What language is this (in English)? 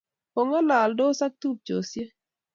Kalenjin